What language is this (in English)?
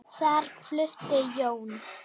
Icelandic